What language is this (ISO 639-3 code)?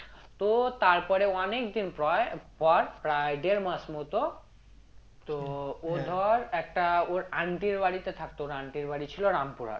ben